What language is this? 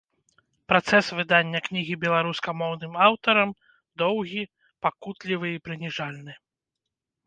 Belarusian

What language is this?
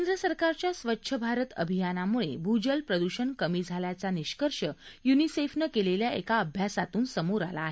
Marathi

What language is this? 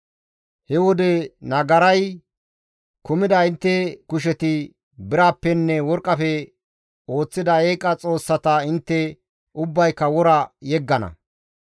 Gamo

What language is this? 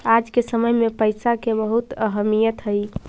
Magahi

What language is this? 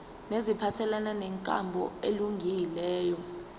Zulu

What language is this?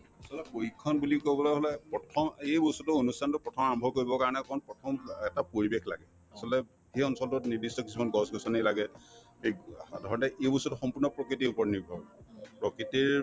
Assamese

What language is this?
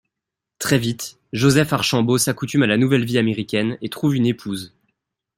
French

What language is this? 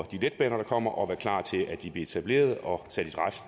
Danish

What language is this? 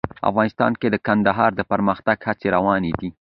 Pashto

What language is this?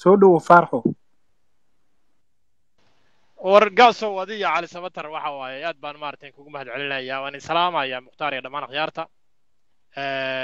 Arabic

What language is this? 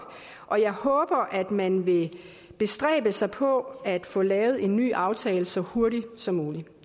Danish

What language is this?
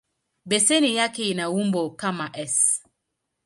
Swahili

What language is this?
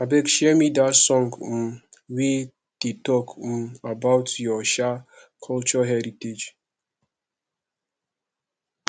Nigerian Pidgin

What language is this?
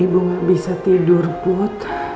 Indonesian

